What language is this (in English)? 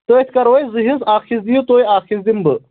Kashmiri